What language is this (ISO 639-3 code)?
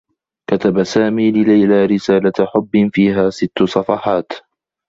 ara